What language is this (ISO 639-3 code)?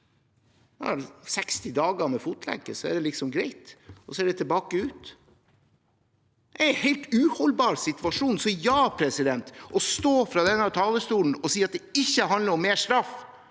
nor